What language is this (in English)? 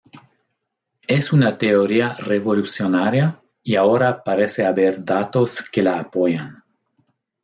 Spanish